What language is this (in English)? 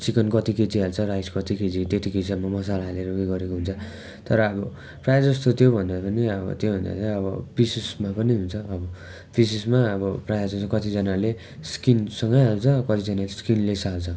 Nepali